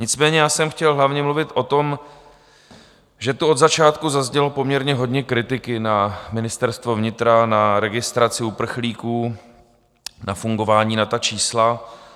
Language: Czech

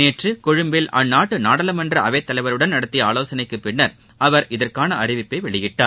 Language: Tamil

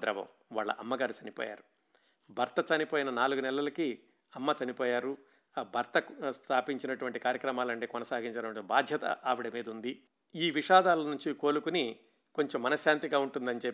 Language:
Telugu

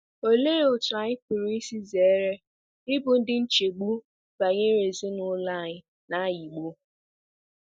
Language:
Igbo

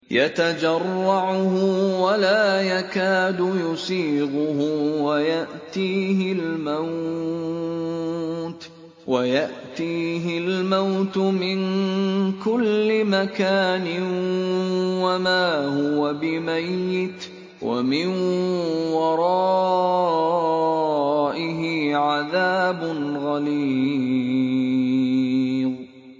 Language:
Arabic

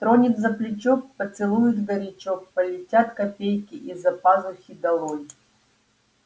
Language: Russian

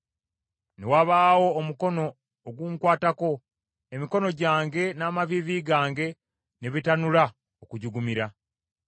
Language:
Ganda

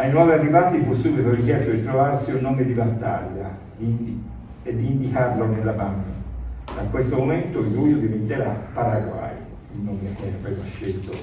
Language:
Italian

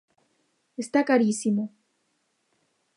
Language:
Galician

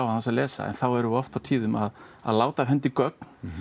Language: Icelandic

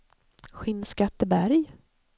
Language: Swedish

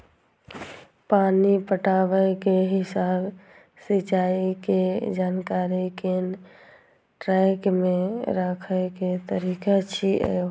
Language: Maithili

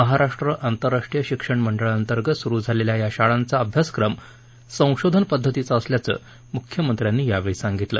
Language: Marathi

